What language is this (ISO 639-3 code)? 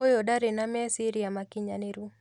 kik